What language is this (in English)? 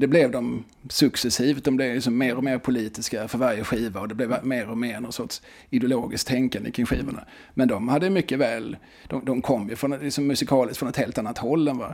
Swedish